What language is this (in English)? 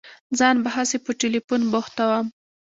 Pashto